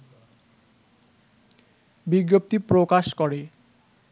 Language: Bangla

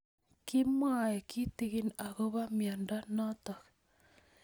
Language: Kalenjin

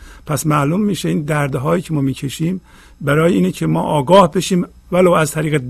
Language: Persian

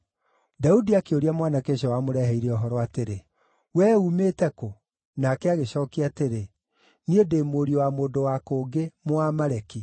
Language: Kikuyu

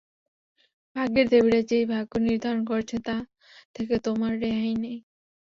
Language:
Bangla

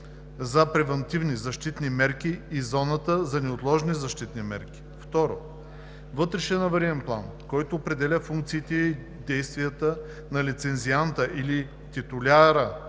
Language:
Bulgarian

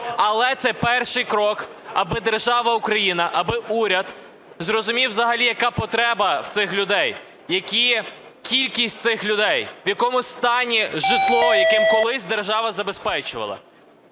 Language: Ukrainian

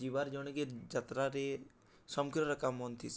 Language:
Odia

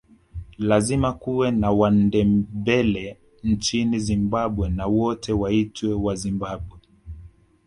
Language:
Swahili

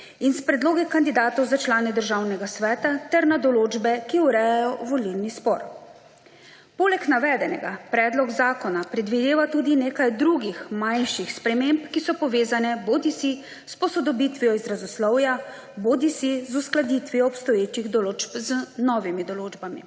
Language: Slovenian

